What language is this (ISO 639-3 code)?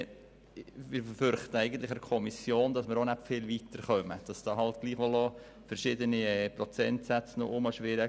gsw